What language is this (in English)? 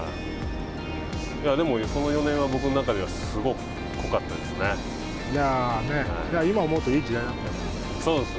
Japanese